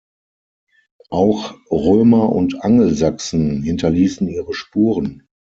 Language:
German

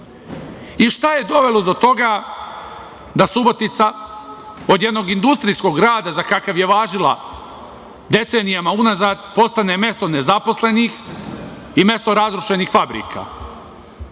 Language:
Serbian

